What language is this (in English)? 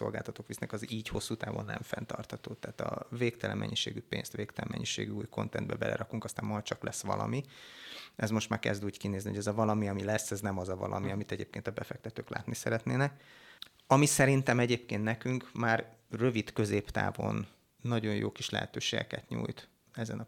Hungarian